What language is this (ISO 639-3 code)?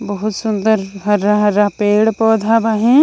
bho